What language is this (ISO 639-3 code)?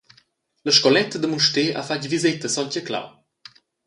roh